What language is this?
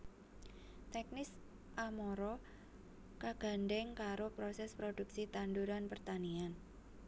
Javanese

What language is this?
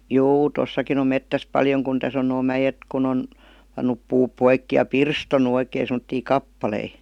Finnish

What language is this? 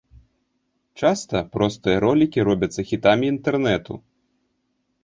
Belarusian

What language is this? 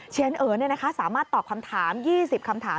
Thai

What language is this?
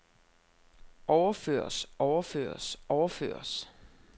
Danish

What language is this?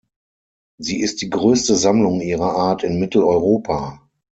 German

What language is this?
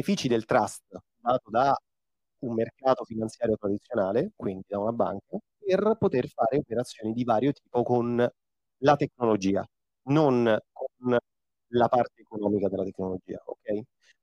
Italian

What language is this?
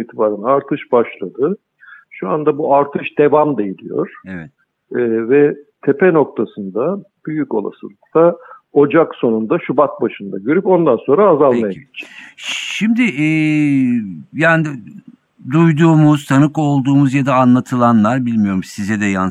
Turkish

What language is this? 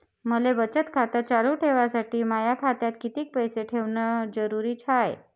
Marathi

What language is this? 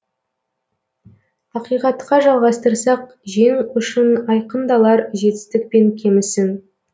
Kazakh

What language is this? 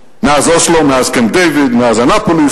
Hebrew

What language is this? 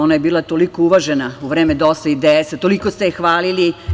Serbian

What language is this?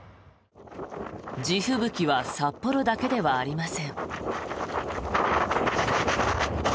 Japanese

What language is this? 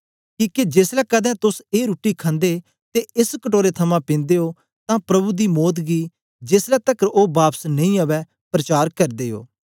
Dogri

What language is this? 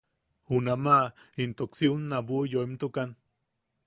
Yaqui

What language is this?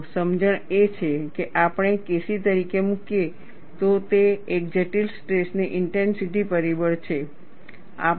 Gujarati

